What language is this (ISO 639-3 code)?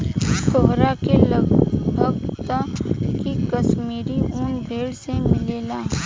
bho